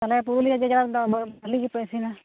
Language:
Santali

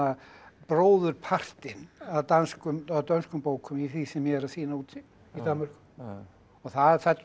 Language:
Icelandic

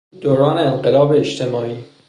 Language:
Persian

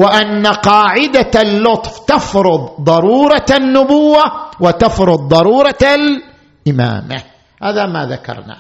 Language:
Arabic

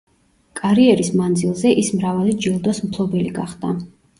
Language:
Georgian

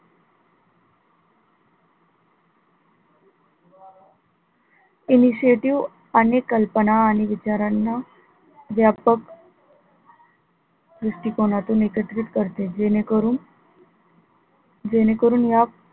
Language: Marathi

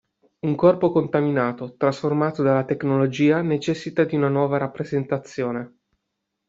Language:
Italian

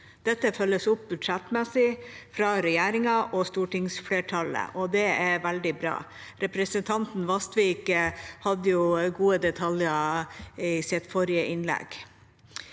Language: Norwegian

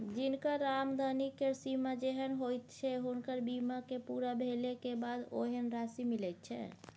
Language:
Maithili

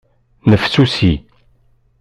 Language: Kabyle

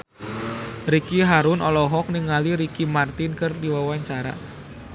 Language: Sundanese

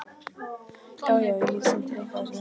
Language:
Icelandic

